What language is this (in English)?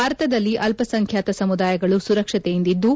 Kannada